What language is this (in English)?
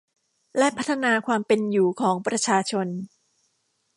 Thai